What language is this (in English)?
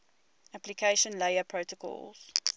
English